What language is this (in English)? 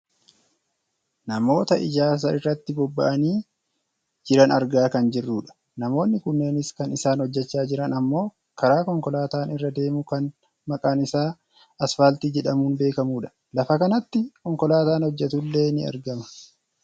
Oromo